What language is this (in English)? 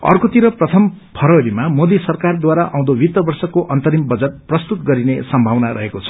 Nepali